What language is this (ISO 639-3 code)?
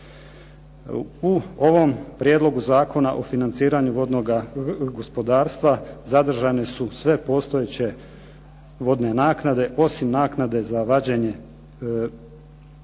hrv